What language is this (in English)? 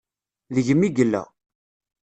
Kabyle